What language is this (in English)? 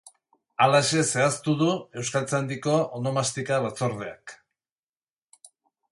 Basque